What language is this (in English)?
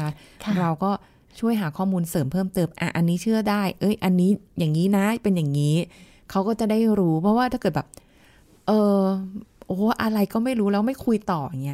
Thai